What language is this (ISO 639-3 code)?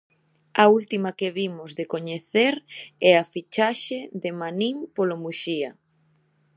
glg